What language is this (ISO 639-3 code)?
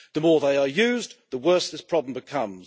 eng